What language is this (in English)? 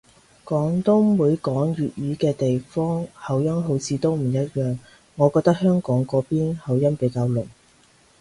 Cantonese